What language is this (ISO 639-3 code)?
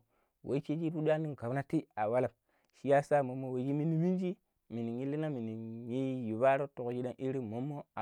pip